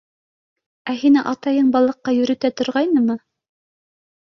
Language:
Bashkir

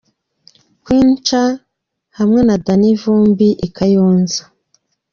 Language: Kinyarwanda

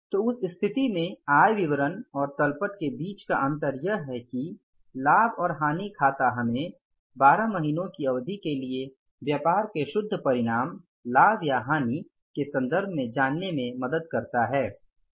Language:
Hindi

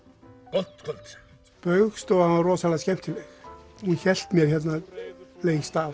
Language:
Icelandic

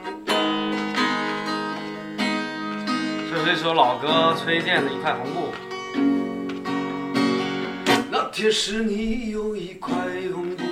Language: Chinese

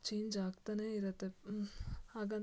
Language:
Kannada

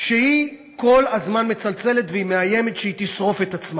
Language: Hebrew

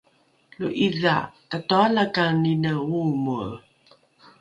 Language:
Rukai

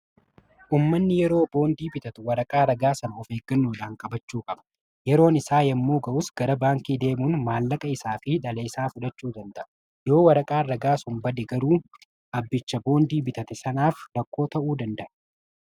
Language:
Oromo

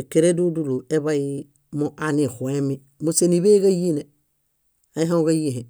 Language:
Bayot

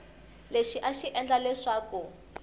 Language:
Tsonga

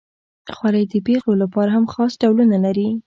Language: Pashto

